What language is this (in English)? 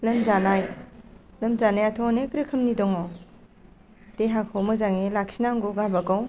Bodo